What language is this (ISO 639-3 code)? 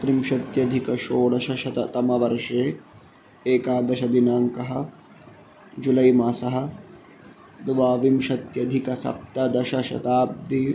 san